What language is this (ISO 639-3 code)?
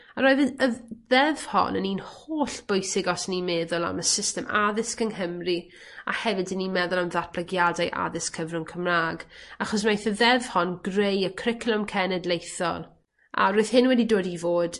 cym